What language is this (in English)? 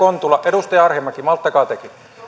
Finnish